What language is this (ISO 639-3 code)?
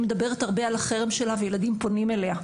heb